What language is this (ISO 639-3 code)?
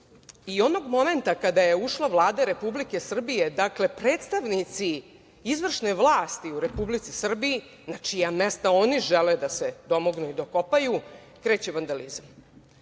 srp